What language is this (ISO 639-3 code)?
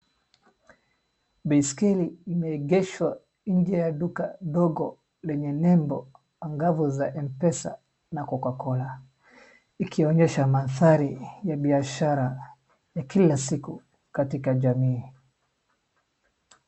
swa